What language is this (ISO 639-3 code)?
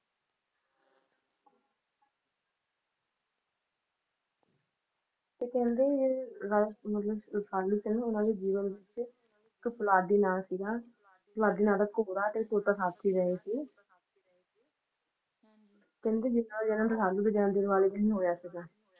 pan